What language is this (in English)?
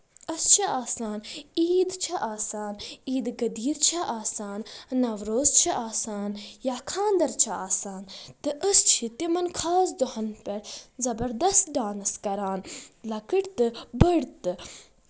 Kashmiri